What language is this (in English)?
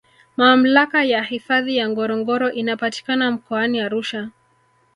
Swahili